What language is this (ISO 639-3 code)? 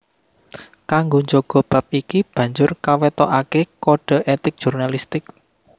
jav